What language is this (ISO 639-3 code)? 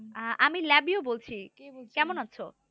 ben